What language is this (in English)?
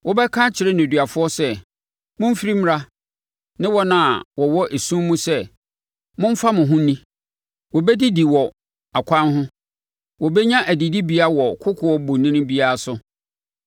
Akan